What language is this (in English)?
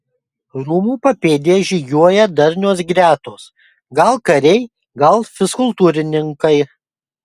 Lithuanian